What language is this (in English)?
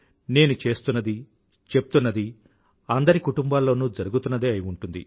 Telugu